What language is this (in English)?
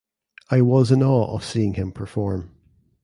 English